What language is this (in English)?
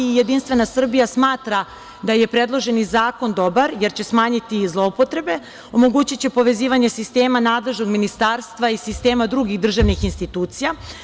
Serbian